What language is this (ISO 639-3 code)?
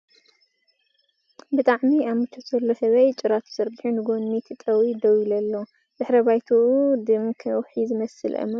tir